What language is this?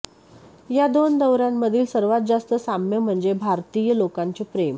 Marathi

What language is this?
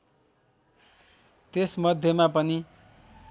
Nepali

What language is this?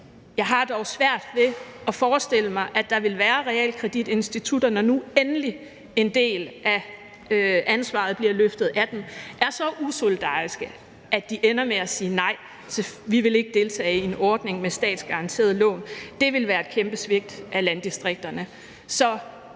Danish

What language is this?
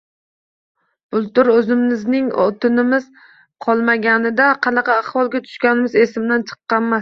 Uzbek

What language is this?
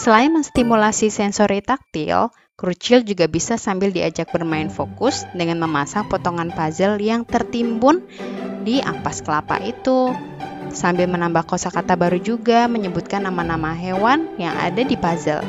Indonesian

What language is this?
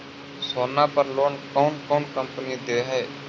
Magahi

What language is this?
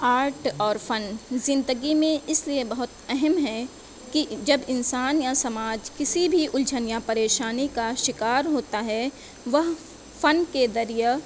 Urdu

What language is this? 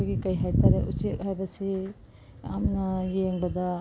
Manipuri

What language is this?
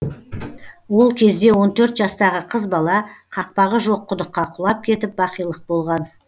Kazakh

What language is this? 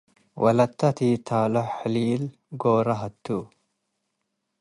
Tigre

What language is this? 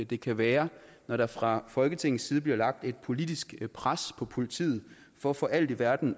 Danish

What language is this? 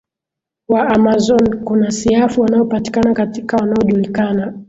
Swahili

